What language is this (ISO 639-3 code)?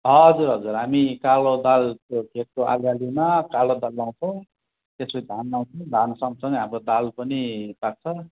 nep